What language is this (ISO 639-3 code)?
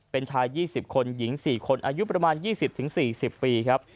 tha